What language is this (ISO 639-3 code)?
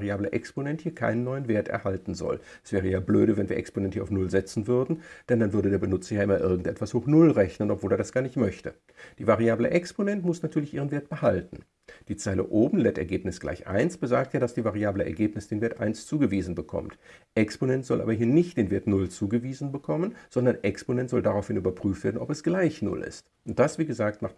deu